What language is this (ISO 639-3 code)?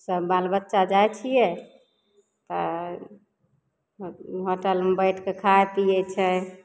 mai